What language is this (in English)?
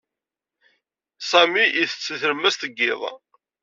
Kabyle